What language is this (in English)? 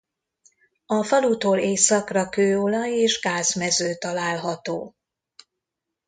Hungarian